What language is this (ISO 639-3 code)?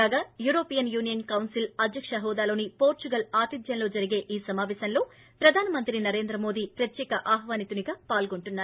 tel